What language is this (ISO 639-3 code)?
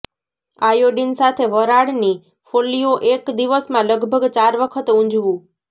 guj